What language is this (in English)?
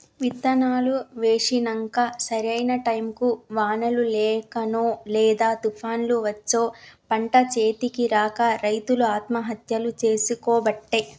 Telugu